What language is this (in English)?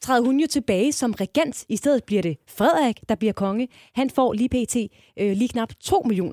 Danish